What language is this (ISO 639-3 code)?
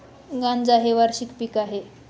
mar